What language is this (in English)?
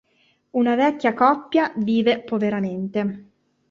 Italian